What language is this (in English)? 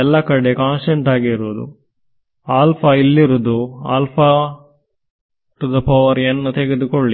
Kannada